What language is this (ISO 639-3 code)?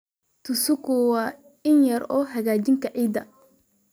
som